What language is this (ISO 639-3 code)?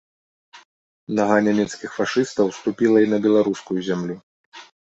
bel